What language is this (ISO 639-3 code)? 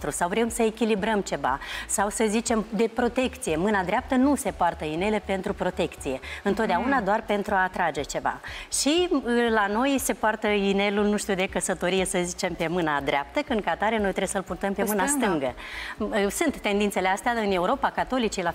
ron